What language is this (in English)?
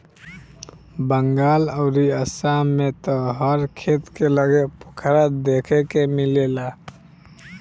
Bhojpuri